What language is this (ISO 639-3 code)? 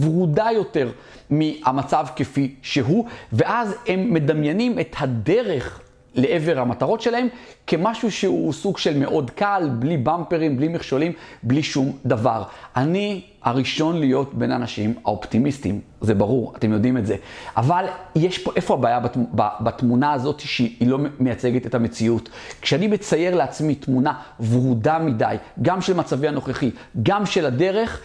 heb